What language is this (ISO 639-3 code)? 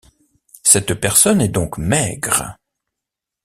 fra